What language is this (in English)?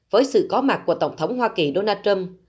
Vietnamese